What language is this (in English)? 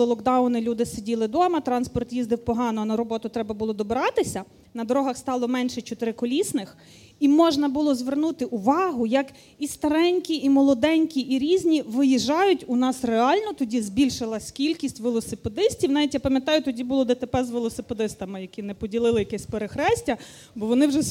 Ukrainian